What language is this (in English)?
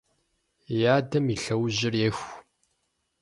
Kabardian